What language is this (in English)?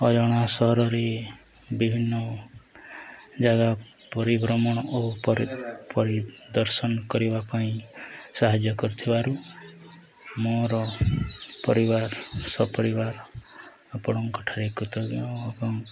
Odia